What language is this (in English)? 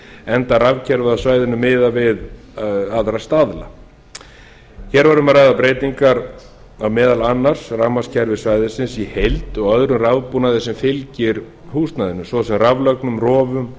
Icelandic